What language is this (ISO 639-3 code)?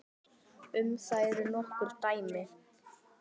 isl